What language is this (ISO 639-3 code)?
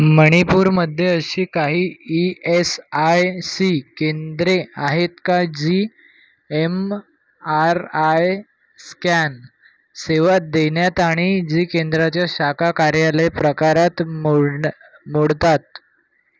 mar